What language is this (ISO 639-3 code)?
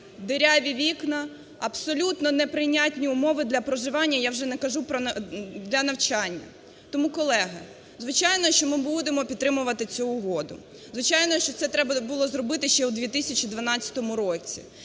ukr